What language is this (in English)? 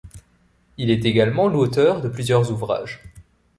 French